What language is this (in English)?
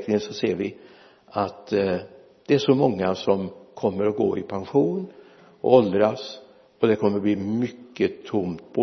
Swedish